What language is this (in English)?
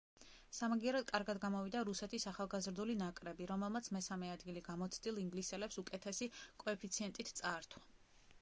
Georgian